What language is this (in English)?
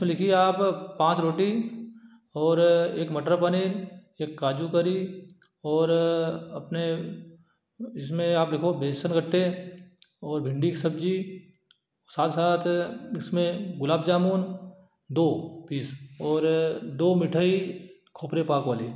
Hindi